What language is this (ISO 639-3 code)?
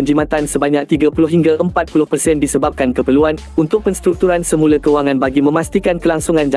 msa